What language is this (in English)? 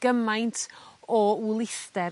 Welsh